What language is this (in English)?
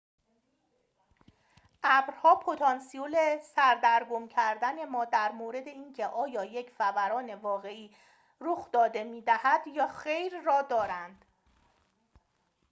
Persian